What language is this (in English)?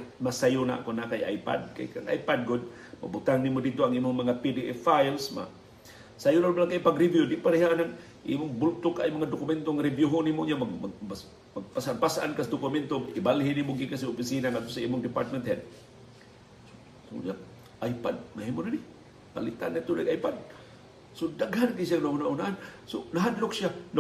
Filipino